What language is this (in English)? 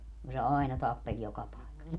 Finnish